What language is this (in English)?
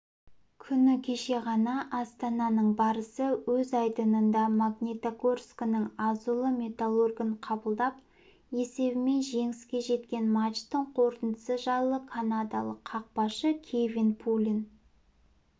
Kazakh